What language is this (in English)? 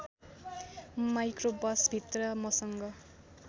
Nepali